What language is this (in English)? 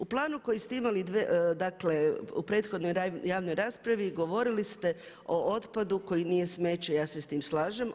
Croatian